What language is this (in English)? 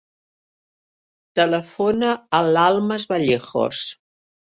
Catalan